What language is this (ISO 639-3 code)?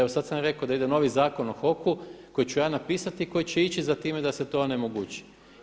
hrv